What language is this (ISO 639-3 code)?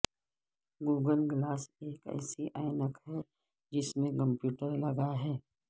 urd